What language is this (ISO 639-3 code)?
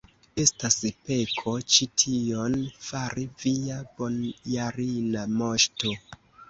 epo